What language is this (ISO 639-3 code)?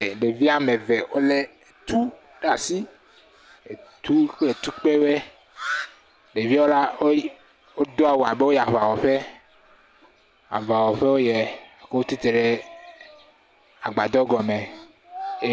ewe